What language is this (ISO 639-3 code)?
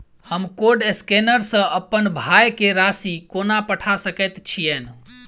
mai